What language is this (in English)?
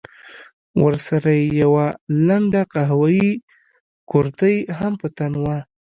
Pashto